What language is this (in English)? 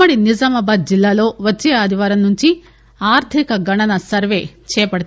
Telugu